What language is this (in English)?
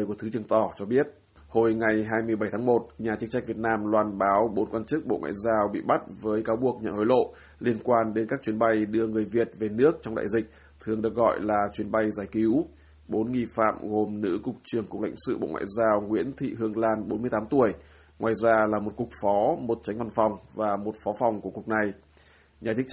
Vietnamese